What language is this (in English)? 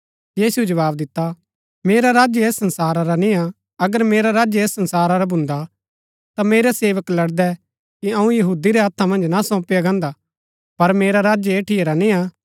Gaddi